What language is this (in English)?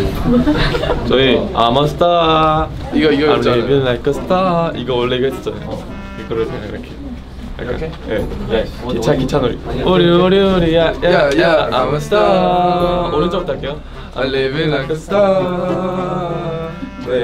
Korean